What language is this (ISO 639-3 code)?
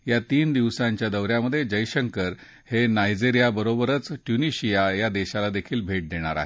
mar